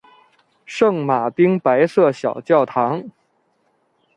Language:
Chinese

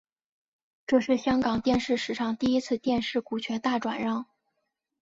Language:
Chinese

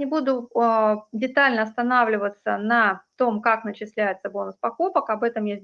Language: Russian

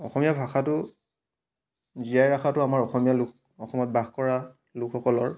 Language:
Assamese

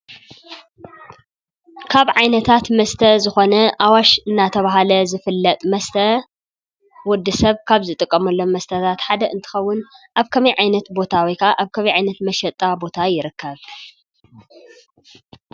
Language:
Tigrinya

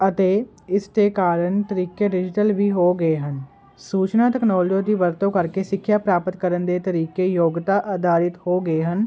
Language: Punjabi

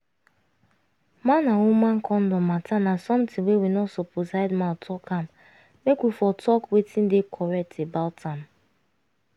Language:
Nigerian Pidgin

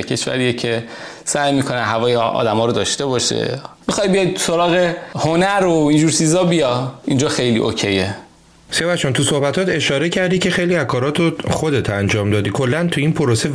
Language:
Persian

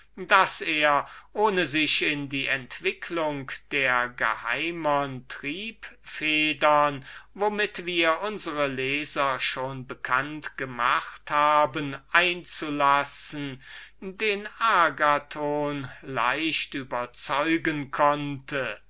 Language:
German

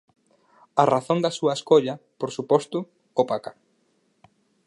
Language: Galician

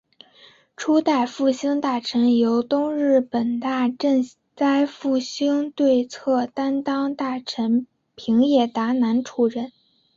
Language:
Chinese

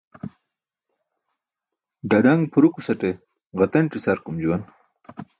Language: Burushaski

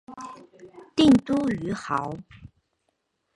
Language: Chinese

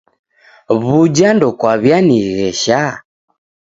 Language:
Taita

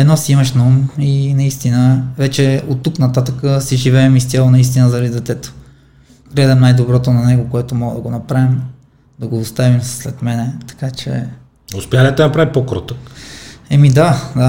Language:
Bulgarian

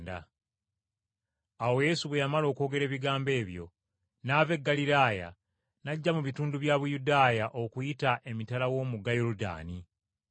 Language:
Ganda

